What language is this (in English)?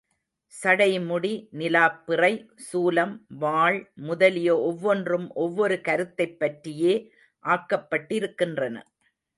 Tamil